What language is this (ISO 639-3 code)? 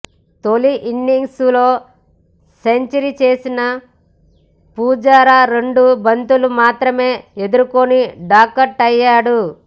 tel